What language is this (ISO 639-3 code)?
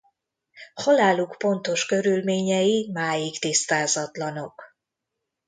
hun